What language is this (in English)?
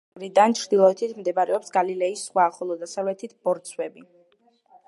Georgian